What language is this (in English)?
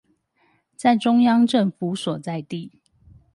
Chinese